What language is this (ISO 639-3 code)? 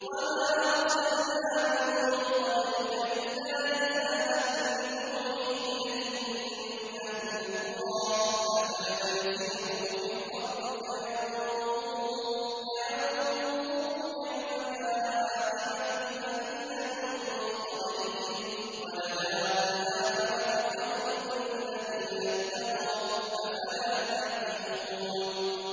ara